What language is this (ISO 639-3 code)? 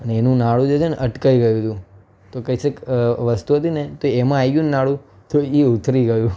guj